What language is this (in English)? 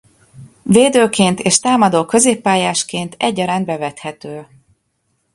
Hungarian